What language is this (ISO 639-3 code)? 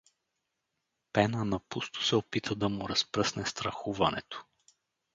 bul